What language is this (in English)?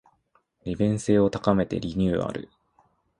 Japanese